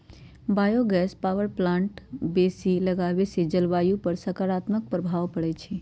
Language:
Magahi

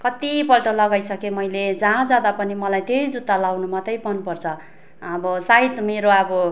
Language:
Nepali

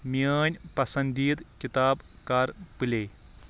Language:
Kashmiri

